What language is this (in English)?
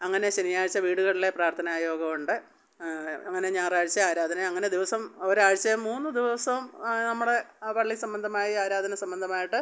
Malayalam